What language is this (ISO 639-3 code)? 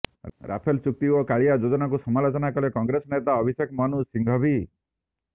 ori